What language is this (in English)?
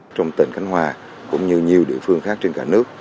Vietnamese